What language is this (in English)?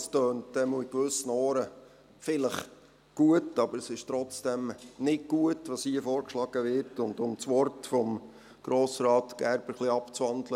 Swiss German